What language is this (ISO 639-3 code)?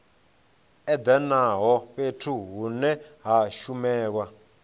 ven